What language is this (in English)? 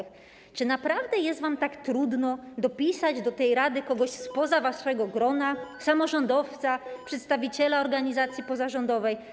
Polish